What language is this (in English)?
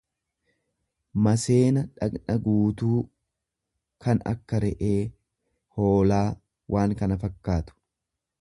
Oromo